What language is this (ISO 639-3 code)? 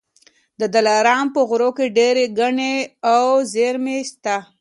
pus